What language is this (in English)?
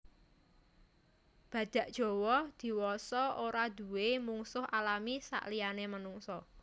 Javanese